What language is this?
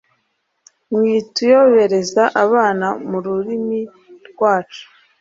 Kinyarwanda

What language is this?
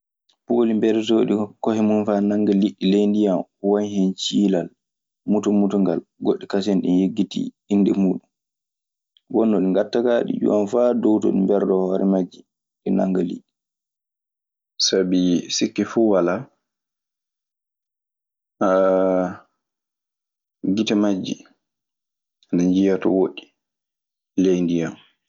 Maasina Fulfulde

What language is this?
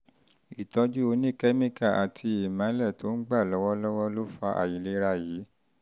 Yoruba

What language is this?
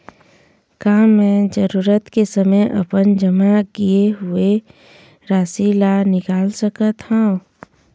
Chhattisgarhi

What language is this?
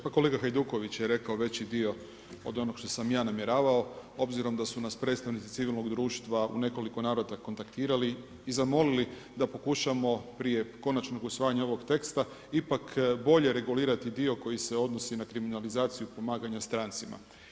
Croatian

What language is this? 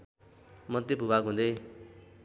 Nepali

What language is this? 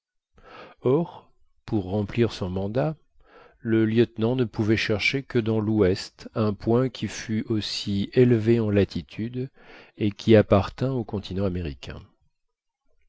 French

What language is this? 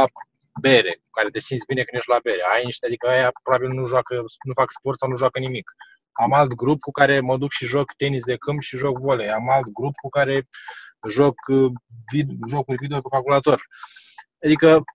Romanian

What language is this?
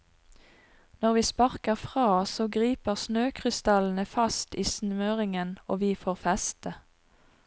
Norwegian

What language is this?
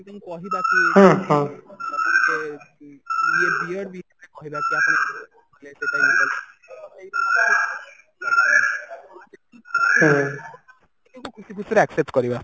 Odia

